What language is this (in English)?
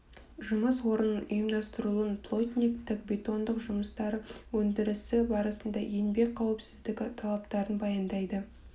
Kazakh